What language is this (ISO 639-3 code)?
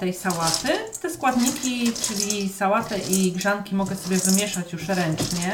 pol